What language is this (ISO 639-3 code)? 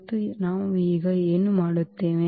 kan